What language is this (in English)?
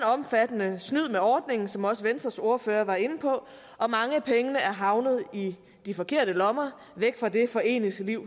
Danish